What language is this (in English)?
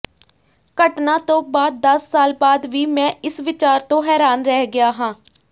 Punjabi